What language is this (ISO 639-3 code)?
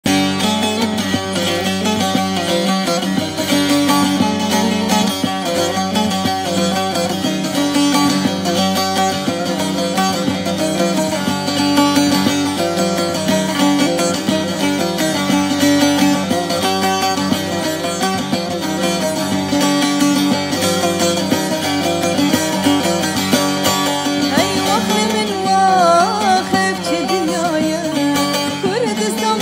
ara